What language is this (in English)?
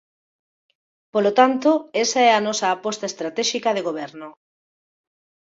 Galician